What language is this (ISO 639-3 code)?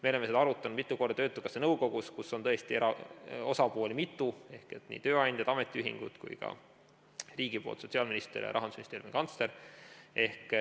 est